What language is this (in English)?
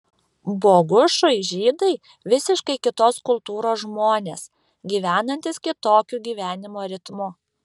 Lithuanian